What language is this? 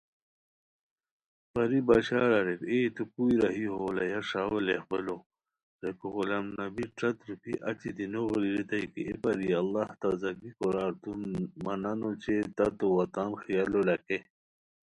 Khowar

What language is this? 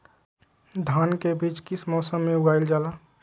Magahi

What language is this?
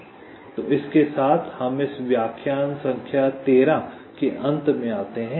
Hindi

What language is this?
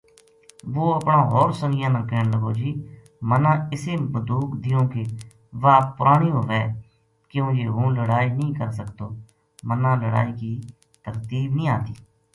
Gujari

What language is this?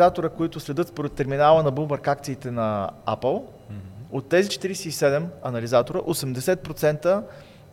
Bulgarian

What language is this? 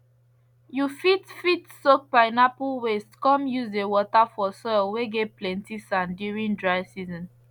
Nigerian Pidgin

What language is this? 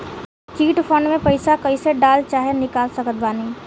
Bhojpuri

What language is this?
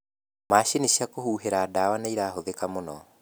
Kikuyu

